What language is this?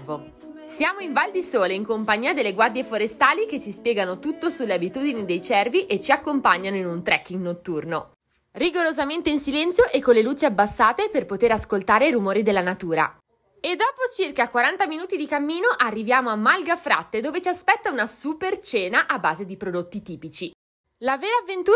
Italian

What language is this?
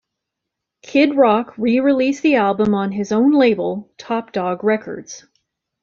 English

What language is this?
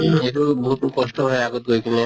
Assamese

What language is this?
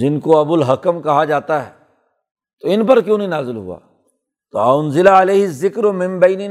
Urdu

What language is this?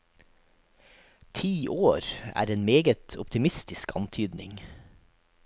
Norwegian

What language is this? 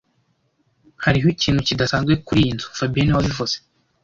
Kinyarwanda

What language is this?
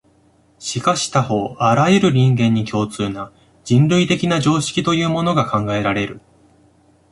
Japanese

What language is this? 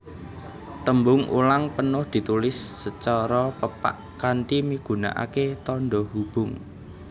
Javanese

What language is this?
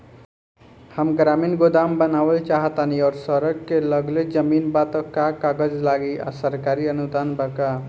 Bhojpuri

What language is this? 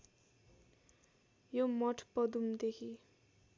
Nepali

